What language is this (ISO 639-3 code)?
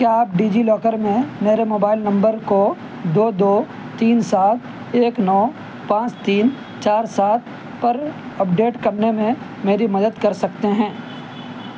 urd